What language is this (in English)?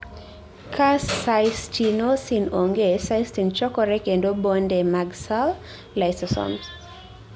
Luo (Kenya and Tanzania)